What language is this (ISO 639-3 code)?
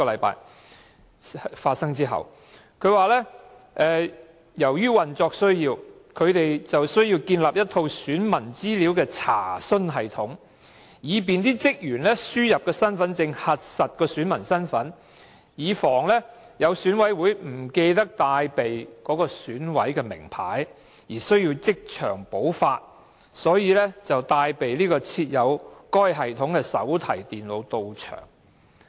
yue